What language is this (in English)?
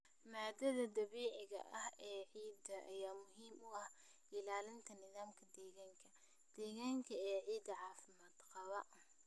Somali